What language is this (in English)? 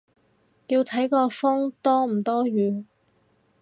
Cantonese